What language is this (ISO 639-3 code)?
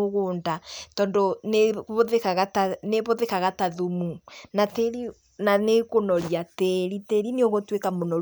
kik